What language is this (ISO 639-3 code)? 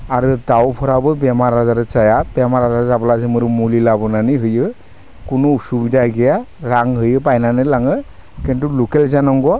brx